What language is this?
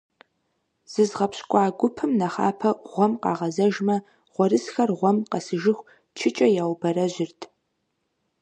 Kabardian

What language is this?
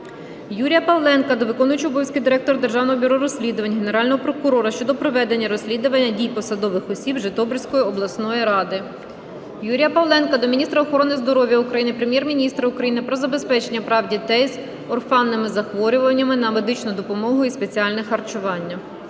Ukrainian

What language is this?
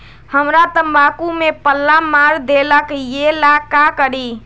Magahi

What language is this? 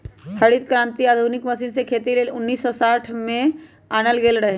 Magahi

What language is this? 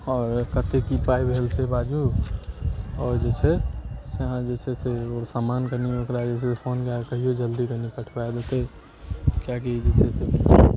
Maithili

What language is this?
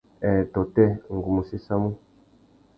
Tuki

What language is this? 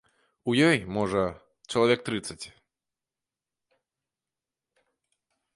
Belarusian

